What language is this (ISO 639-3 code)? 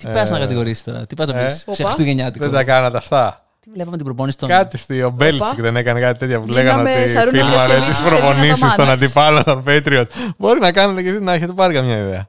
ell